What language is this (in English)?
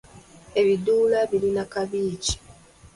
Ganda